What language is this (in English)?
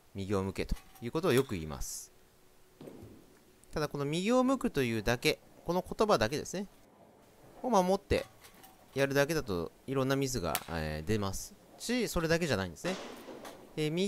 Japanese